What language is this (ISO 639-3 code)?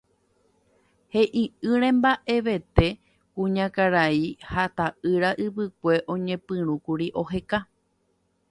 grn